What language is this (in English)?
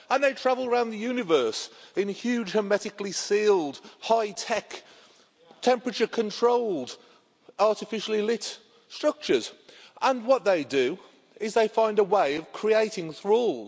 English